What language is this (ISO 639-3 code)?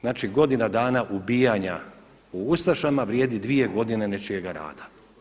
hrv